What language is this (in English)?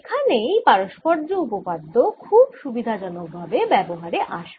Bangla